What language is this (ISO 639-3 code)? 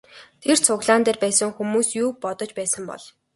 mon